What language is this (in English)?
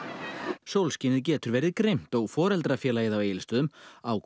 Icelandic